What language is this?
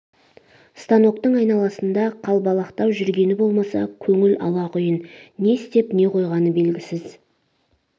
Kazakh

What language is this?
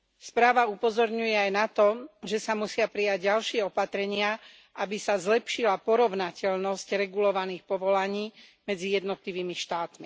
Slovak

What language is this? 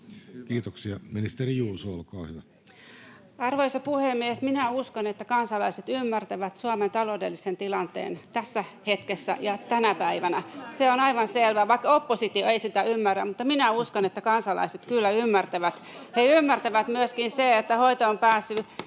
Finnish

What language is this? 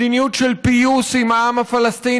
Hebrew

